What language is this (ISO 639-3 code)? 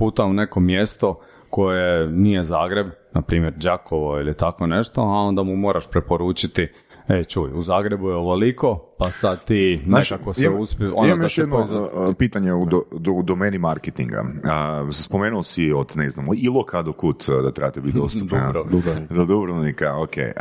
hrv